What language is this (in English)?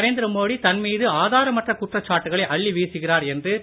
Tamil